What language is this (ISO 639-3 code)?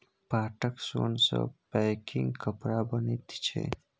mai